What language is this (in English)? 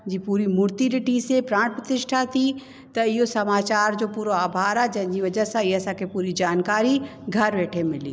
Sindhi